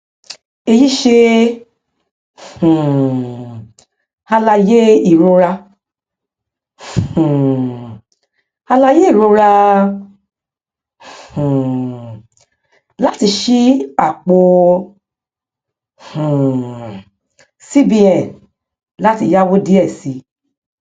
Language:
Yoruba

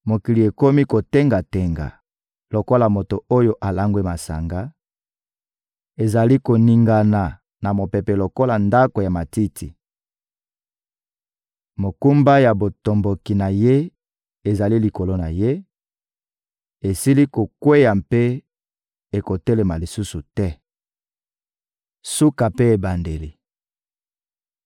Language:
Lingala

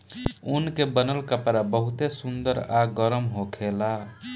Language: Bhojpuri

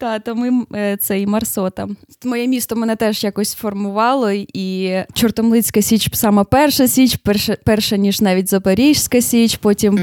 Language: Ukrainian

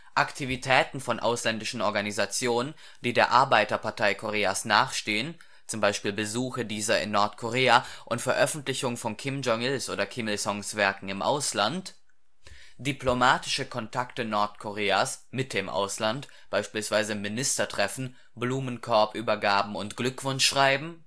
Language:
German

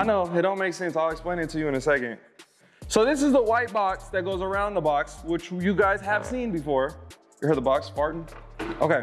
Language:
English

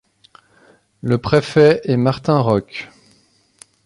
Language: French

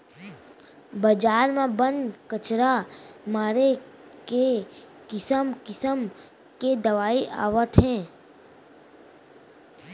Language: Chhattisgarhi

